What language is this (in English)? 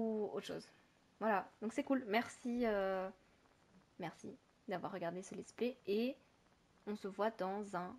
French